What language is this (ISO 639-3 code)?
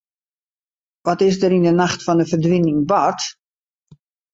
fry